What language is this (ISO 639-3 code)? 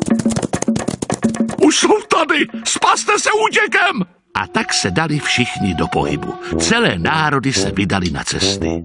ces